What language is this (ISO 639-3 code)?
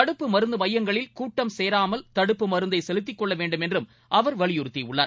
tam